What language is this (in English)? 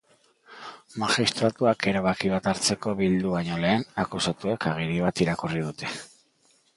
Basque